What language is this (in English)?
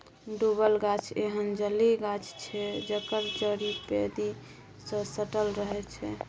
Maithili